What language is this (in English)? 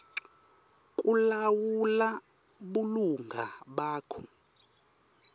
Swati